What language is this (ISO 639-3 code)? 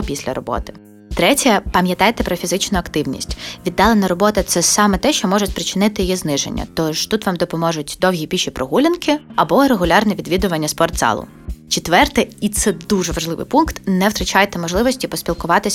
ukr